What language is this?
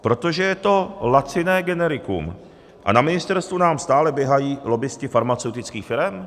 Czech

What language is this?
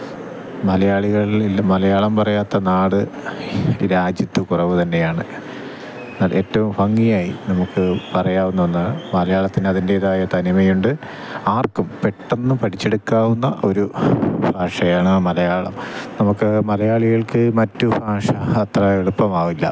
Malayalam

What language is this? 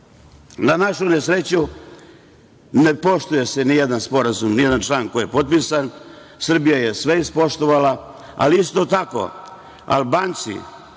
Serbian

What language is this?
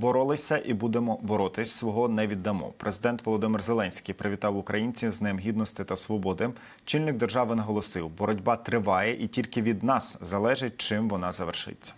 Ukrainian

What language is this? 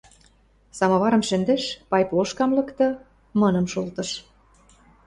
Western Mari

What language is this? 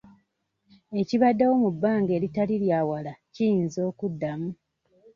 Ganda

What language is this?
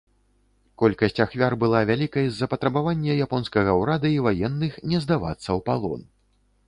Belarusian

